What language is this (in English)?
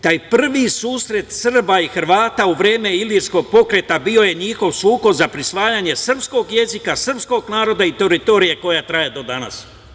Serbian